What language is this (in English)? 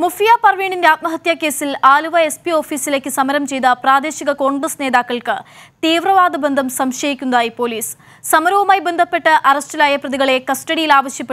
Hindi